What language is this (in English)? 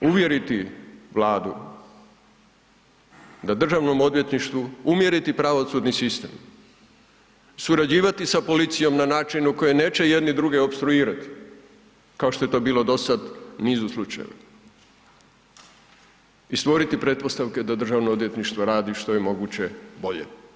Croatian